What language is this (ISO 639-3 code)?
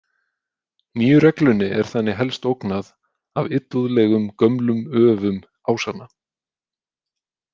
isl